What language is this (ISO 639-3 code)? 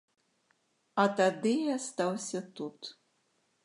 bel